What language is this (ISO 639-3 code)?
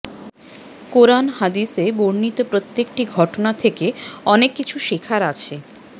ben